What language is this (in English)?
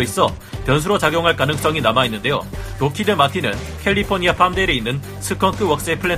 Korean